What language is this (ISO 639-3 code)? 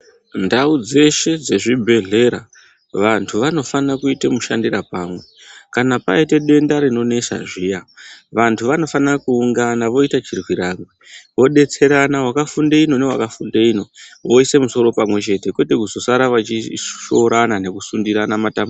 ndc